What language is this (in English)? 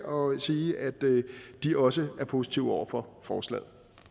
Danish